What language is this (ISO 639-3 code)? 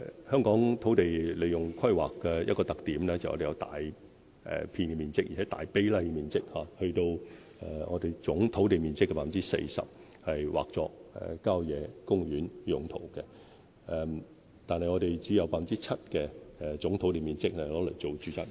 yue